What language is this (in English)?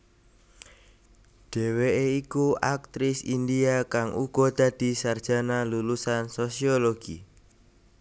Javanese